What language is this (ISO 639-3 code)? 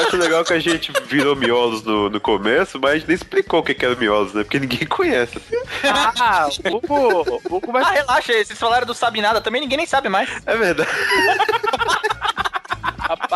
por